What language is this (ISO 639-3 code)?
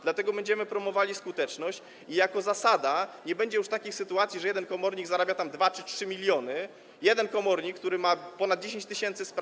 pol